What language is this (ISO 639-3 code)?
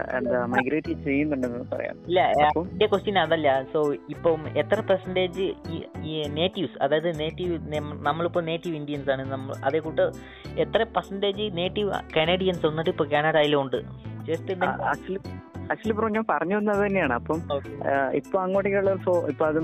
mal